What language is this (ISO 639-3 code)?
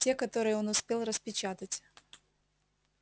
rus